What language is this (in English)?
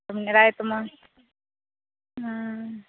Maithili